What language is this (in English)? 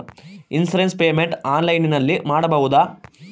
Kannada